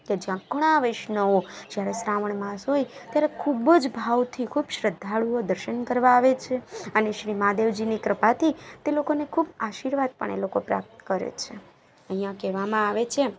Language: Gujarati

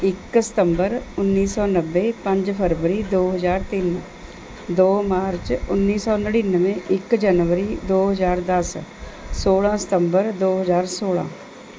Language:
Punjabi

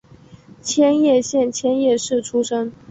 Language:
Chinese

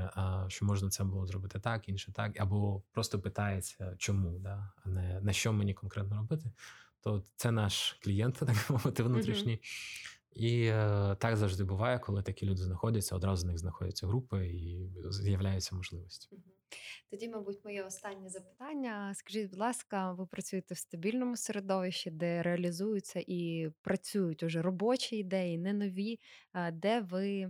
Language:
Ukrainian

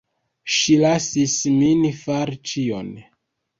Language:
Esperanto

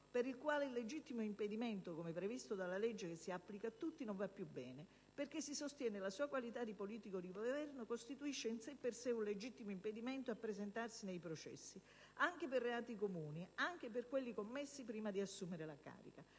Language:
Italian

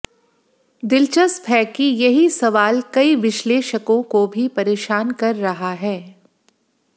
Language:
Hindi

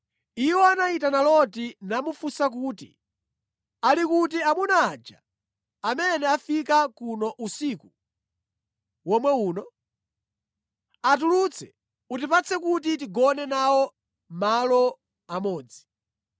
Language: Nyanja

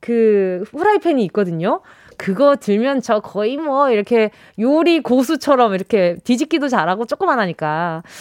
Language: Korean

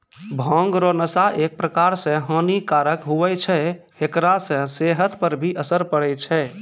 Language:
Maithili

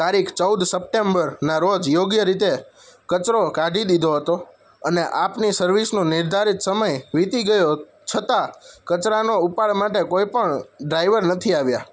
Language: Gujarati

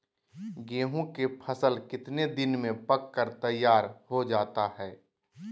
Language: Magahi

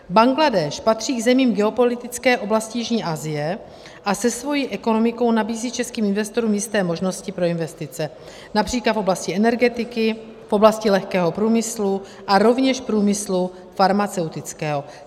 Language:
Czech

